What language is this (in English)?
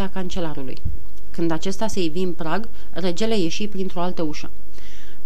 Romanian